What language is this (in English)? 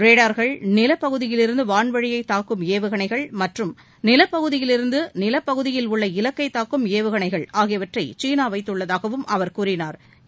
Tamil